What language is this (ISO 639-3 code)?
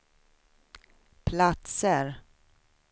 swe